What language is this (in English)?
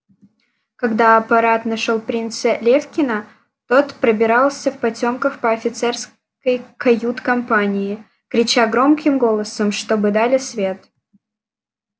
Russian